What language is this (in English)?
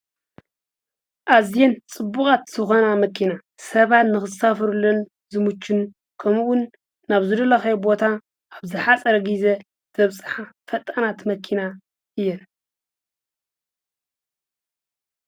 Tigrinya